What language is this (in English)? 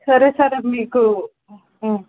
Telugu